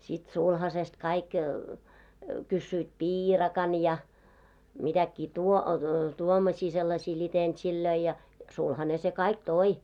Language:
Finnish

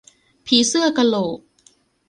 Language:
Thai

